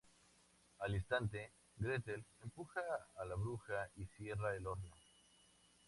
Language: Spanish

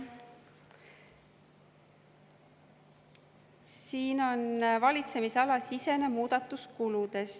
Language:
Estonian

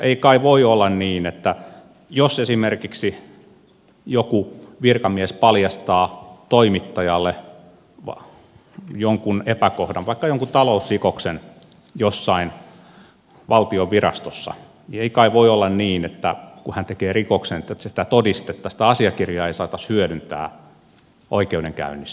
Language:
Finnish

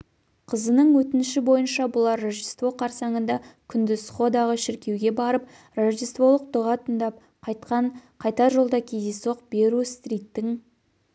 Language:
Kazakh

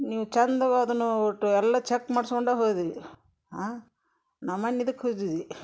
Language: Kannada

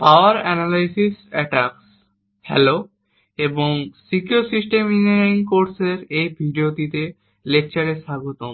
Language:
Bangla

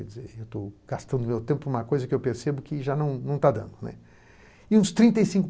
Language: Portuguese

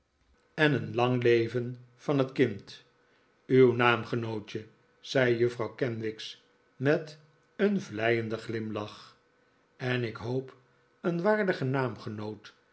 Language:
Dutch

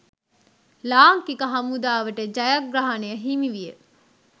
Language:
Sinhala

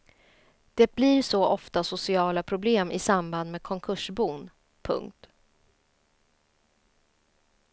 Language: Swedish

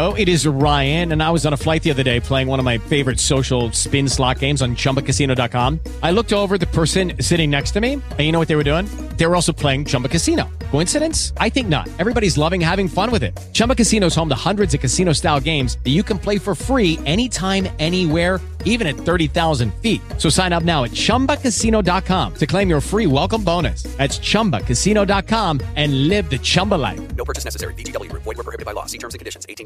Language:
Polish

